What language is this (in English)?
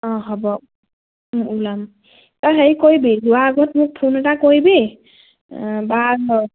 Assamese